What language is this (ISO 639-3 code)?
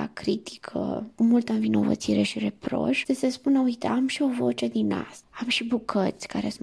ron